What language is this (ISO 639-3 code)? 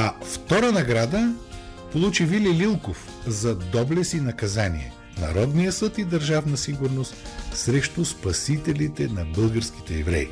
bul